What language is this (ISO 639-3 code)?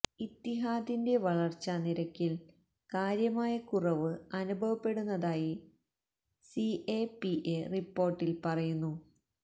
mal